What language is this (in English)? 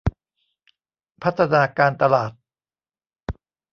Thai